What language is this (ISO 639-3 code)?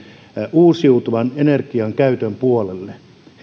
fin